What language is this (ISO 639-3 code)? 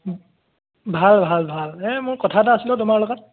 asm